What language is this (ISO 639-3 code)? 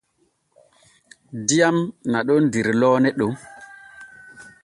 fue